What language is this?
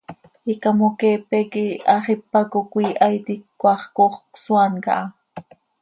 Seri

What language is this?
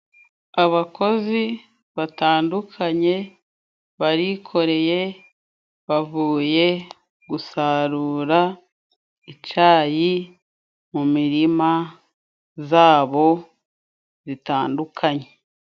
Kinyarwanda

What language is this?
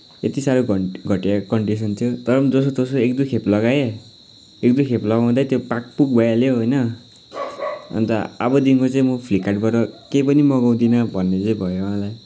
Nepali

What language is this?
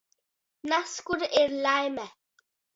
Latgalian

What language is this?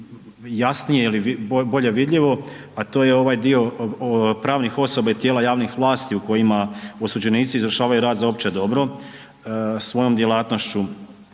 Croatian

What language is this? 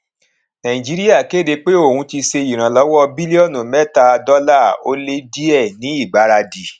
Yoruba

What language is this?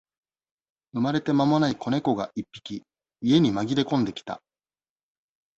Japanese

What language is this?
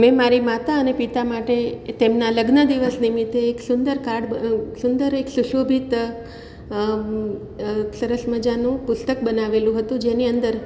Gujarati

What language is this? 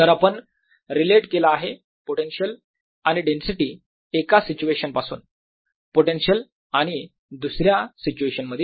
Marathi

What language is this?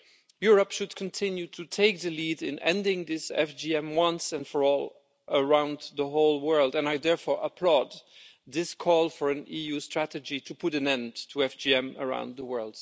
English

